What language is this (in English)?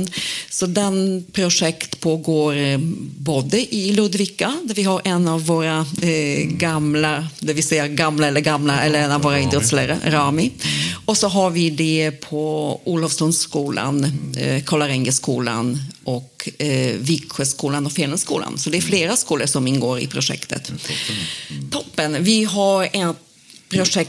Swedish